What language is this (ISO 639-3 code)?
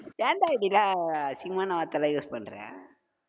tam